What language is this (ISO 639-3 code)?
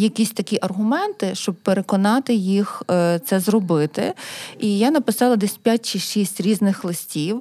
ukr